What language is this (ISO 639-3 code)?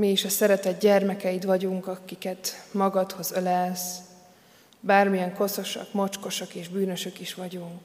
hun